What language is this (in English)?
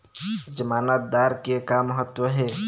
Chhattisgarhi